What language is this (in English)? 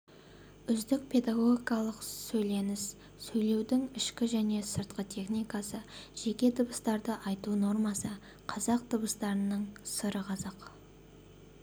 Kazakh